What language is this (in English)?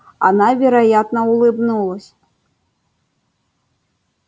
Russian